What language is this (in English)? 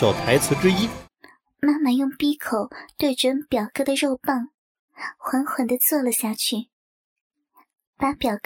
Chinese